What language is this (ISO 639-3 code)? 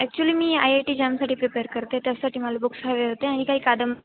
mar